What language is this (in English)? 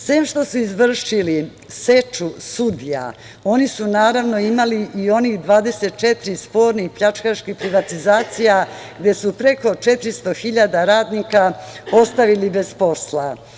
Serbian